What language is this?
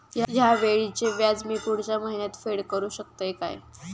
Marathi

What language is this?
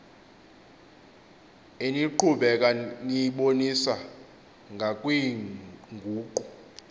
Xhosa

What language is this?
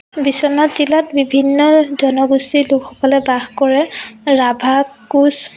Assamese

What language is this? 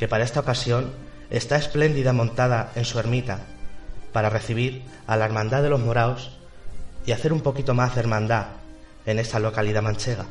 Spanish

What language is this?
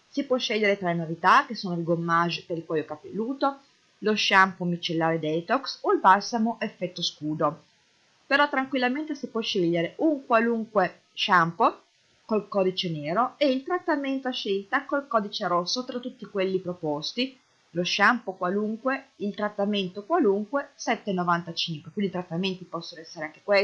Italian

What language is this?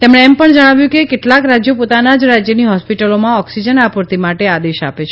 Gujarati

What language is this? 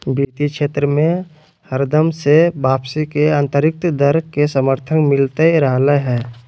Magahi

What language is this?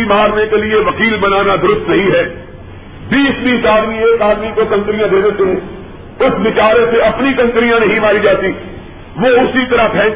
Urdu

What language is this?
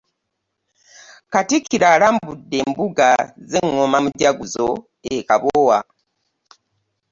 Ganda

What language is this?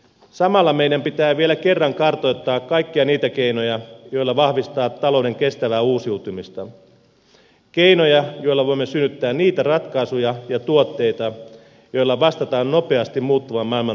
Finnish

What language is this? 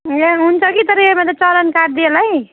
Nepali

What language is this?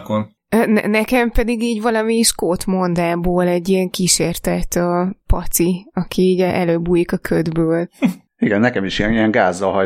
Hungarian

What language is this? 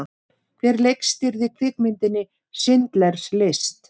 Icelandic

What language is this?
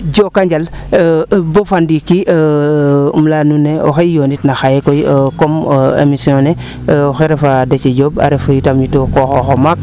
Serer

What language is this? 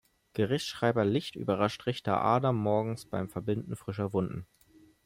German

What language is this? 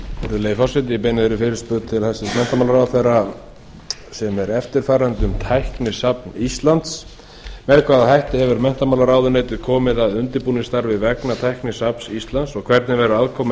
Icelandic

